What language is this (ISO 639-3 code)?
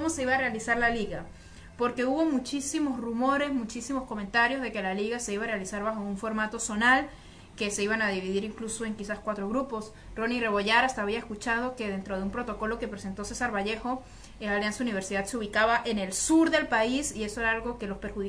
spa